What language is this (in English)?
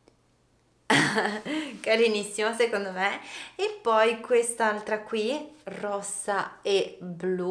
Italian